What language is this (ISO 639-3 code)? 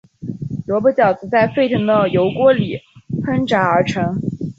zho